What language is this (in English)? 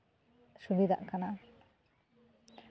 Santali